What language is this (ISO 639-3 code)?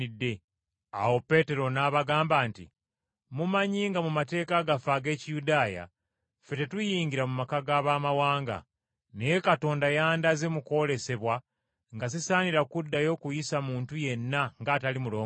lug